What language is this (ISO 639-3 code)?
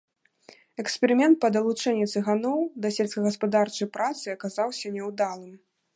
bel